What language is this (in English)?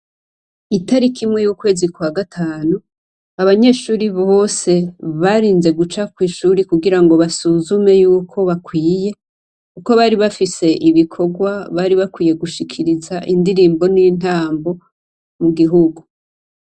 Rundi